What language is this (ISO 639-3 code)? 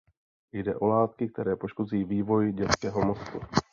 ces